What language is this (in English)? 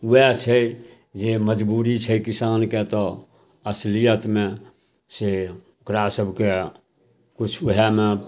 Maithili